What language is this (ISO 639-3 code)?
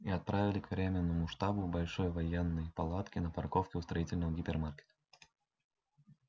rus